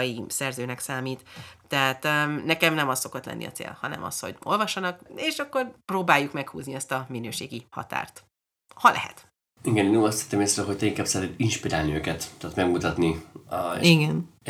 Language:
Hungarian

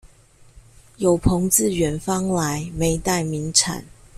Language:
Chinese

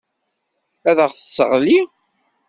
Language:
Kabyle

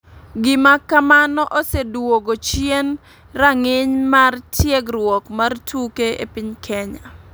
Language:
Luo (Kenya and Tanzania)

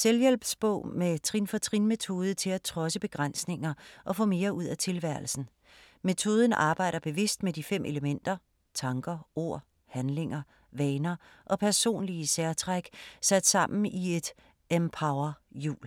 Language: Danish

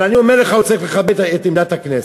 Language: Hebrew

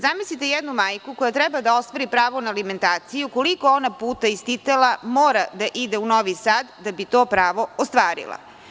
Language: Serbian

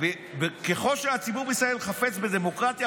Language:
Hebrew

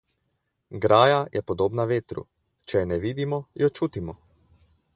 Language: Slovenian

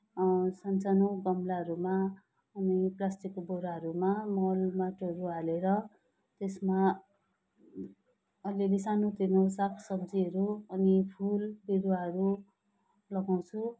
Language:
Nepali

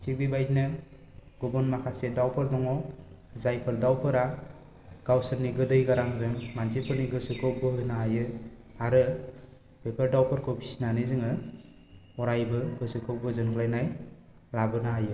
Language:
Bodo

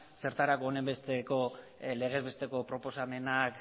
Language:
Basque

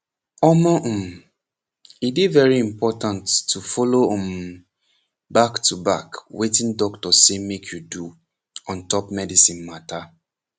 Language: Nigerian Pidgin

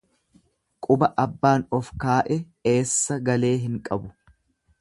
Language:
Oromo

